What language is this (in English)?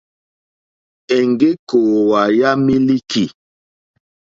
Mokpwe